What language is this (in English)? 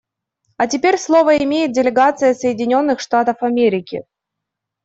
Russian